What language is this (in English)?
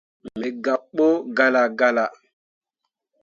Mundang